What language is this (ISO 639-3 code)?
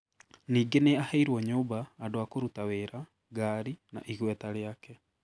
kik